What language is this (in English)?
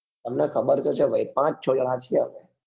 Gujarati